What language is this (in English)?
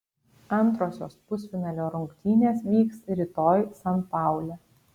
Lithuanian